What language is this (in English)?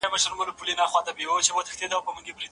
Pashto